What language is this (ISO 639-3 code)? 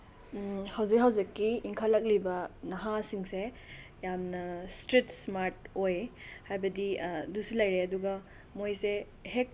mni